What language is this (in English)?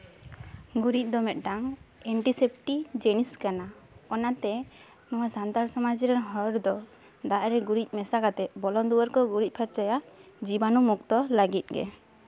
Santali